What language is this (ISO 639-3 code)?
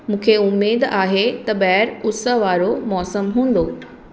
snd